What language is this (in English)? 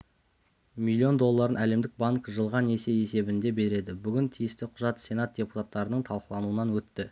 Kazakh